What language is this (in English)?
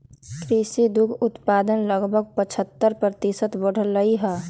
Magahi